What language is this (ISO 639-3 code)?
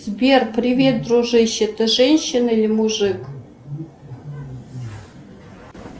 rus